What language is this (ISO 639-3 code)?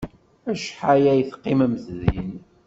kab